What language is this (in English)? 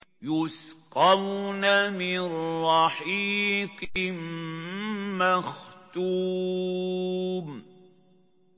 Arabic